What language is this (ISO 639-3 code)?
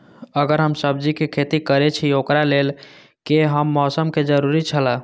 mai